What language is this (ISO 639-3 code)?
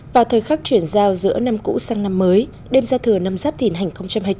vie